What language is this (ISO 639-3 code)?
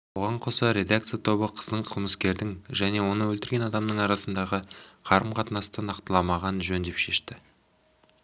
kaz